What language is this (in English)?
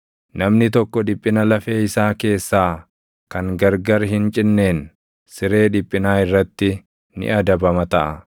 Oromo